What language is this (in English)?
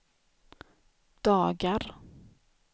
Swedish